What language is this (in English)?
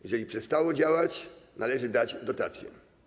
Polish